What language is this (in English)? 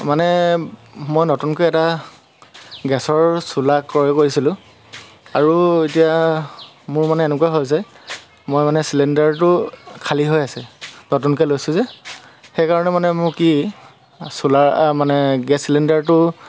Assamese